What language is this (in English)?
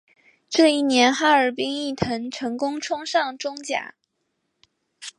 Chinese